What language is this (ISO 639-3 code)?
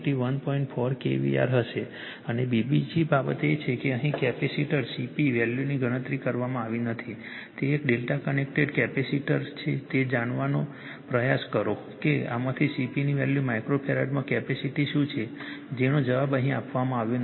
guj